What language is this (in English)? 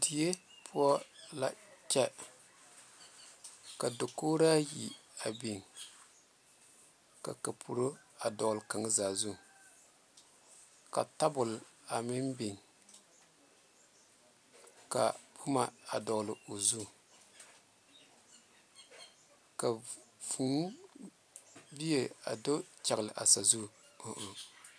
Southern Dagaare